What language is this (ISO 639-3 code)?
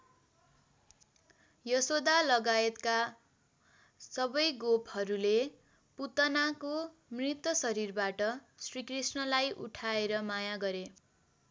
nep